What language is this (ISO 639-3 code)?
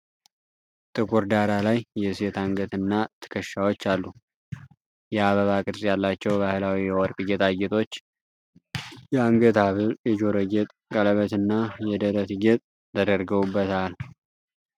amh